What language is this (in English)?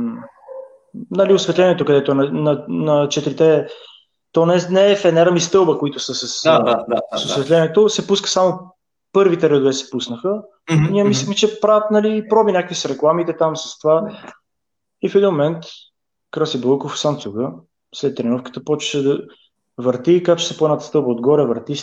Bulgarian